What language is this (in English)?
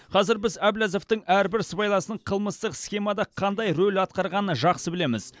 Kazakh